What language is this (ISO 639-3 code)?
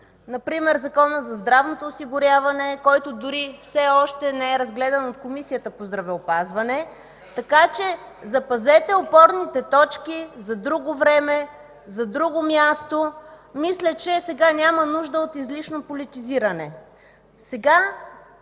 bul